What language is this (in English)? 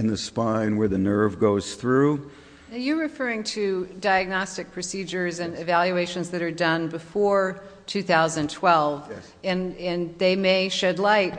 English